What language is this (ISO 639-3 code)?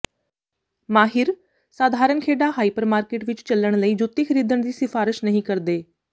pan